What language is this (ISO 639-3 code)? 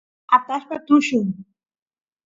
qus